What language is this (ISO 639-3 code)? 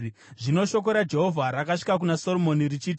sna